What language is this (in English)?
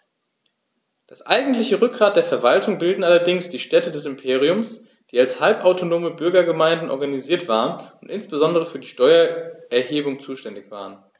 German